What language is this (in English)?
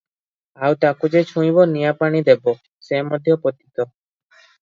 Odia